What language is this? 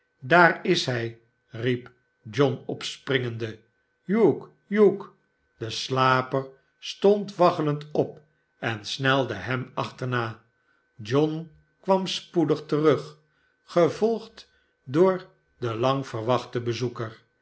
Dutch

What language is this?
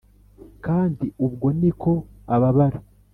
Kinyarwanda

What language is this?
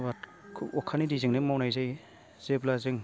Bodo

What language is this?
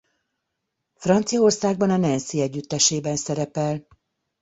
Hungarian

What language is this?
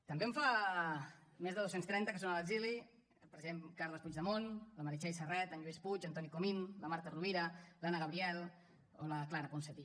Catalan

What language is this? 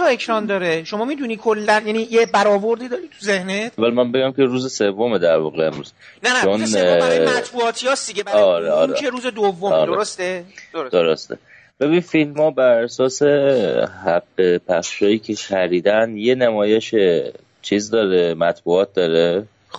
Persian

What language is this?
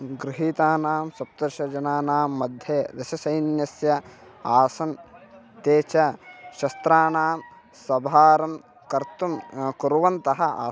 Sanskrit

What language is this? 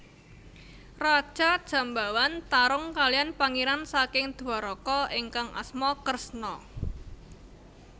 Javanese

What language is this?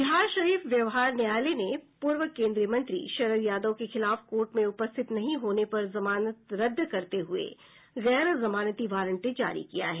Hindi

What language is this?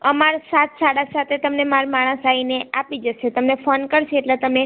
Gujarati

